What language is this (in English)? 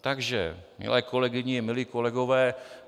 Czech